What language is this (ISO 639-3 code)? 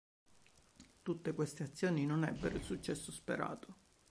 ita